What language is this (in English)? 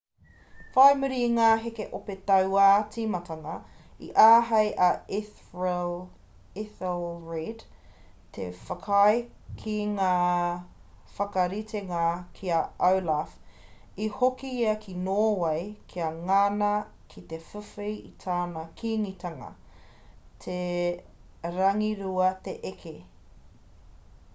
Māori